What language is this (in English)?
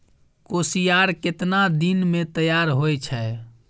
Maithili